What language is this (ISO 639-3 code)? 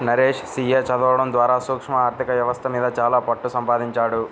tel